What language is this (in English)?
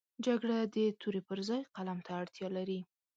Pashto